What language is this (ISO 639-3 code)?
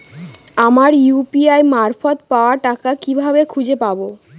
ben